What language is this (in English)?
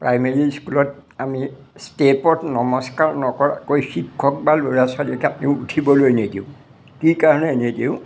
Assamese